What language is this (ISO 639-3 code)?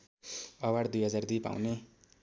nep